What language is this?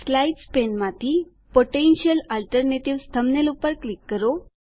Gujarati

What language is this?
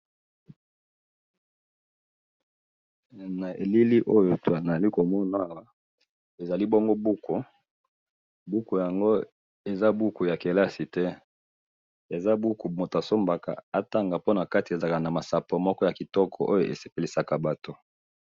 Lingala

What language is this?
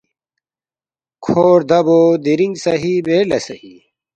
Balti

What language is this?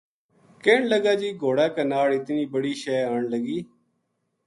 Gujari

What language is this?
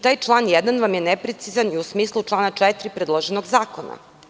Serbian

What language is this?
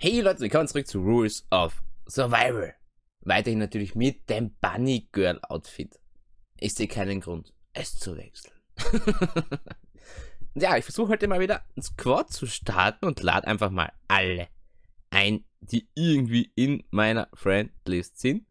German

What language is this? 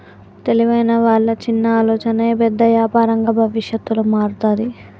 Telugu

